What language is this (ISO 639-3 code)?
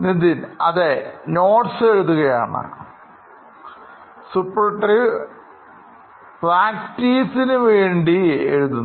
mal